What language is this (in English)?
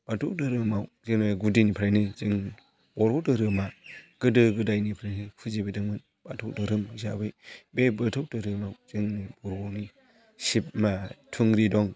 Bodo